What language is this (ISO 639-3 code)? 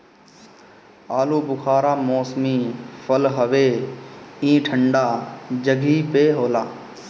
bho